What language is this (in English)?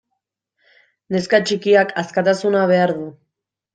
Basque